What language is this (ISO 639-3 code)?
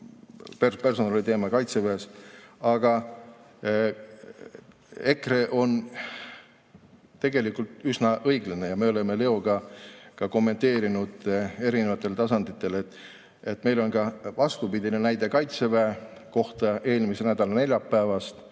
est